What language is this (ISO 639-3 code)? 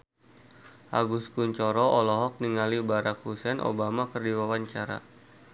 sun